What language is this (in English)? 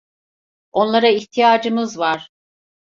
Turkish